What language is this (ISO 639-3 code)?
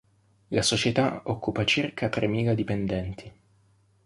ita